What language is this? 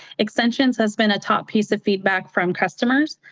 English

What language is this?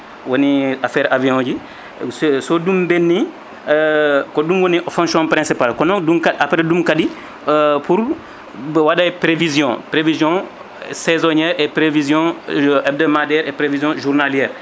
Fula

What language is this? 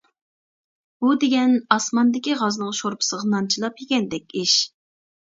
Uyghur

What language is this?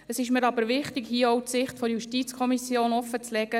Swiss German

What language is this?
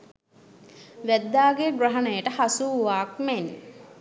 Sinhala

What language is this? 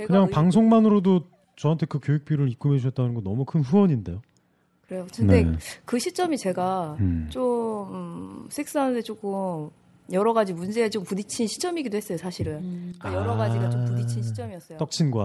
Korean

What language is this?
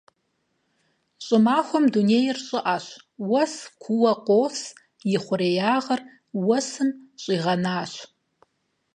Kabardian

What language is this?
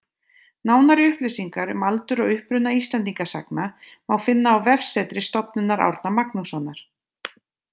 Icelandic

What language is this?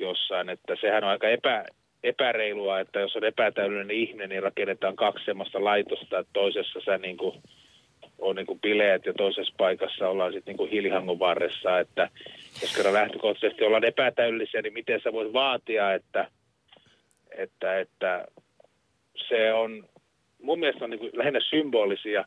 Finnish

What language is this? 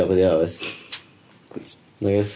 Welsh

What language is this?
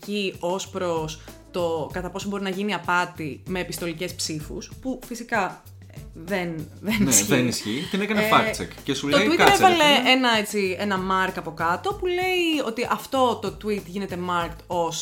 Greek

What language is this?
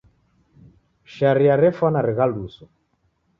Taita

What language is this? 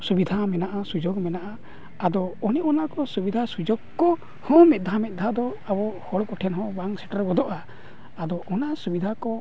Santali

